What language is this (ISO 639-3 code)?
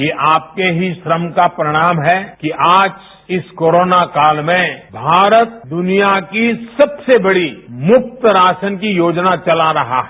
hin